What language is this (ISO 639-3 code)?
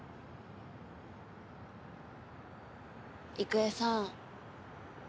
jpn